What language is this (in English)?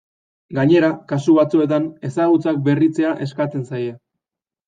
Basque